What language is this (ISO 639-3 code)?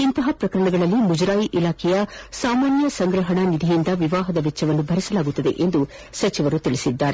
kan